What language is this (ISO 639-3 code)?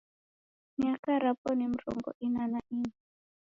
dav